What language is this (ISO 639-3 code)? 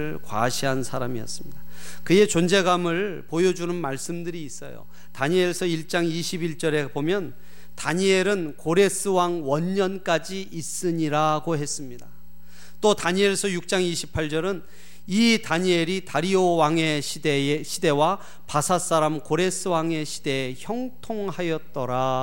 kor